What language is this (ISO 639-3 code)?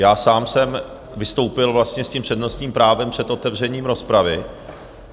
ces